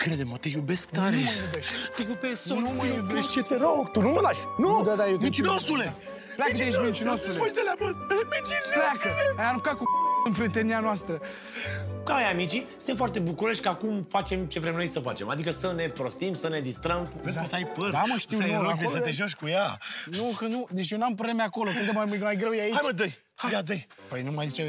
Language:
Romanian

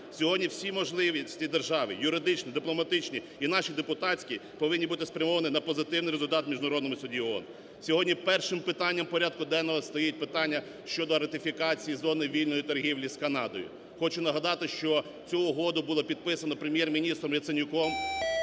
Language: Ukrainian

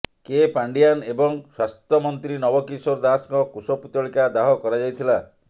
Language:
Odia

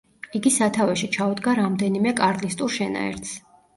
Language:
Georgian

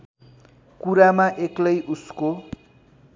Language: Nepali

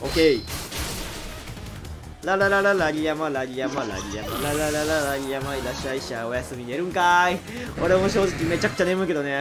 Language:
Japanese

